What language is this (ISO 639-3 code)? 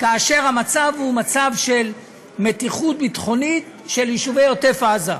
heb